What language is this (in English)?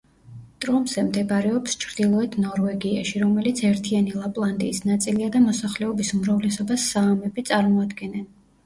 Georgian